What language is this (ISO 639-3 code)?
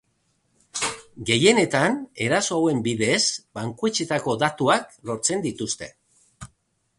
eus